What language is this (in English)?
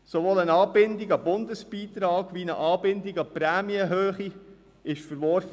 Swiss German